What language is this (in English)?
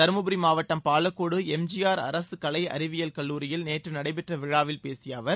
Tamil